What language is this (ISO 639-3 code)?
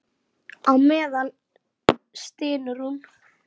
isl